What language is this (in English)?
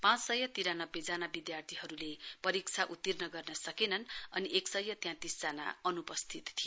Nepali